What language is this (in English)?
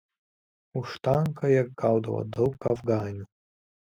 Lithuanian